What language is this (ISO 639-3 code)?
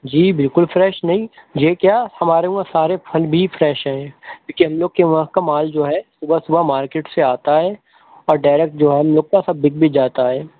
urd